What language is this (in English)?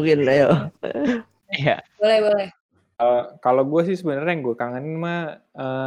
Indonesian